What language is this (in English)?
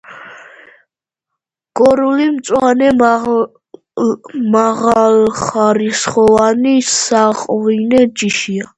Georgian